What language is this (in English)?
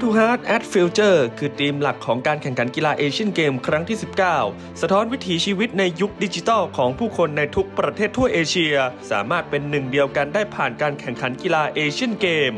Thai